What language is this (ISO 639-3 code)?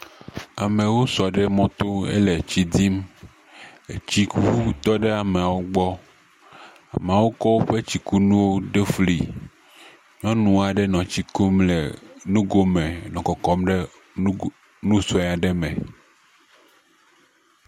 ewe